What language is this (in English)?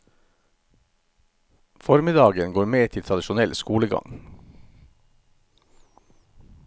Norwegian